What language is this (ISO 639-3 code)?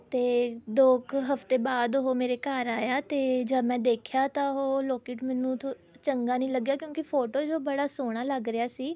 pan